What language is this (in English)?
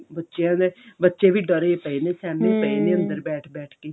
Punjabi